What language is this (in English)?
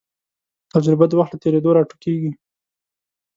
Pashto